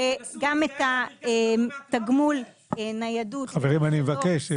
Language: Hebrew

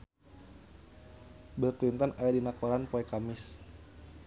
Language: Sundanese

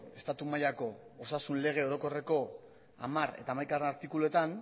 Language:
Basque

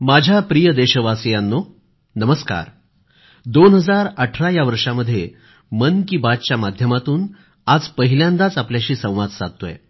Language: Marathi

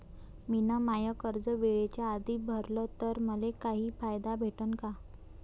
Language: Marathi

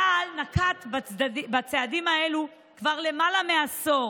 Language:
Hebrew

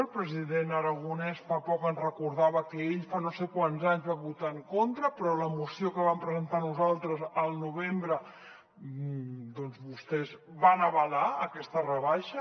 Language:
Catalan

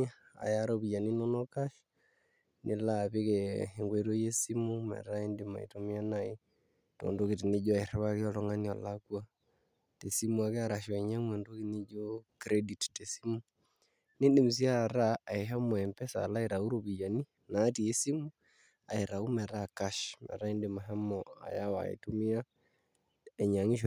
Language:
Masai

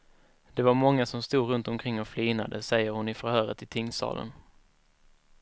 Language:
Swedish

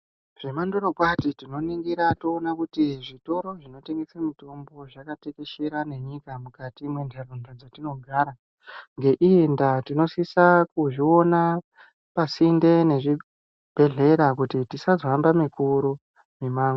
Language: Ndau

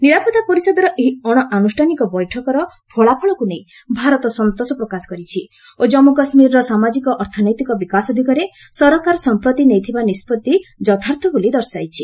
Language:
Odia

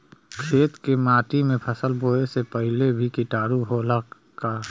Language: Bhojpuri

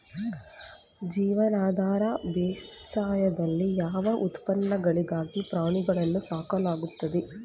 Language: Kannada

